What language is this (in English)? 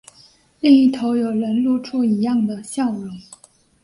Chinese